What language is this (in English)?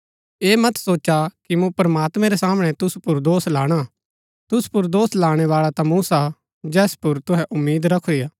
Gaddi